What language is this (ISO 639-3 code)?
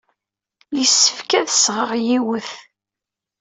kab